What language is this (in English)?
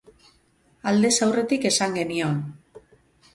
Basque